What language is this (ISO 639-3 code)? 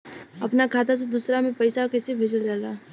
bho